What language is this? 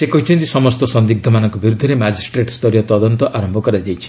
Odia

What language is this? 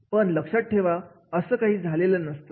Marathi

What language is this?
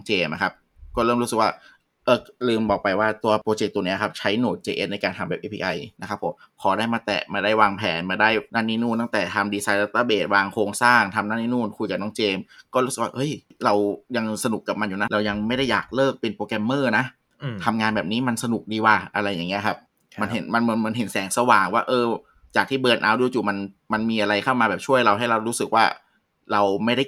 Thai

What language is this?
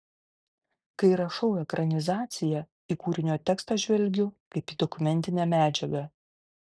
Lithuanian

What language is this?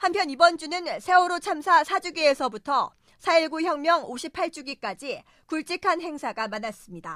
Korean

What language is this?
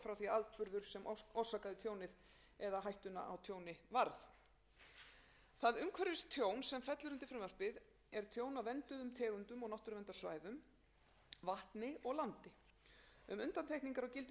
Icelandic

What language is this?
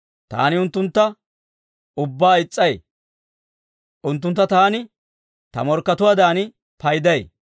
Dawro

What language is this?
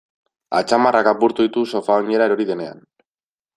Basque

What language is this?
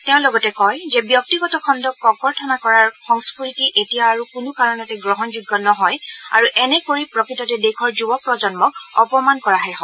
Assamese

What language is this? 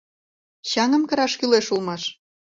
Mari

